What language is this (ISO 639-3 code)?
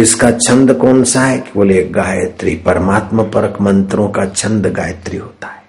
hin